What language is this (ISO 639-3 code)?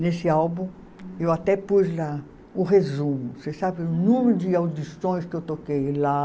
por